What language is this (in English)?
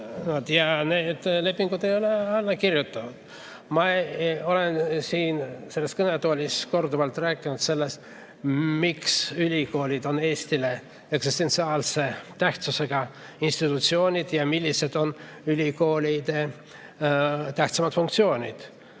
Estonian